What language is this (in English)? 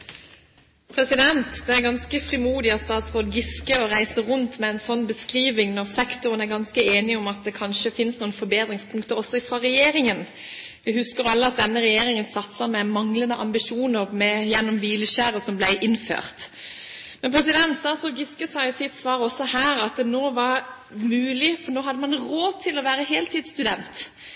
Norwegian